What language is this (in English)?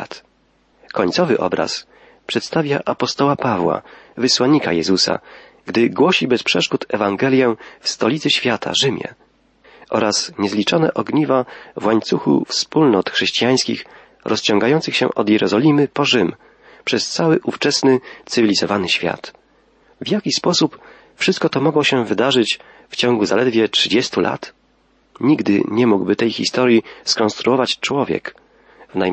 Polish